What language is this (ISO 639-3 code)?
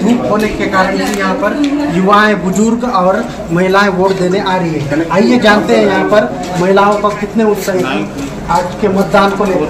hin